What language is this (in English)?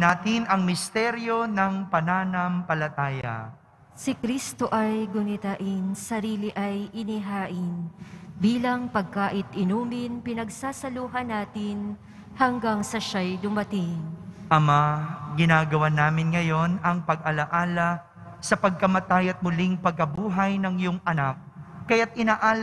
Filipino